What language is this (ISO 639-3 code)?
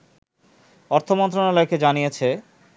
ben